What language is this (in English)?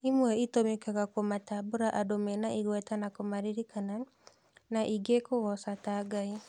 Kikuyu